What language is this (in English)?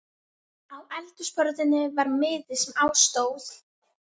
Icelandic